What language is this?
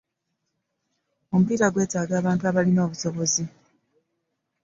Ganda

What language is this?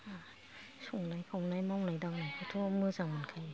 Bodo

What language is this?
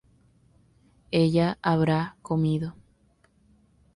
Spanish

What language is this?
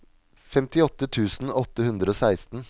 Norwegian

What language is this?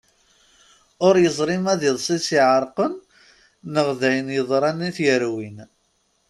Kabyle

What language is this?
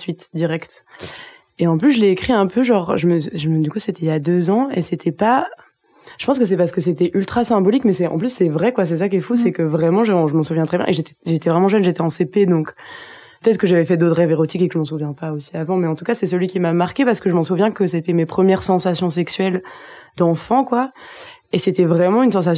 French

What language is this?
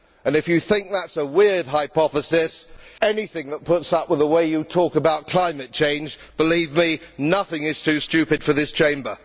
English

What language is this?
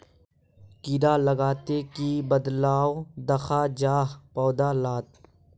Magahi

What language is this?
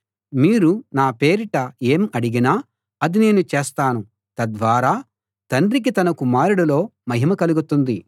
Telugu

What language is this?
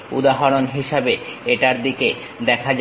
Bangla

